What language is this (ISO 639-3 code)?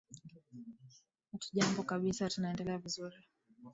swa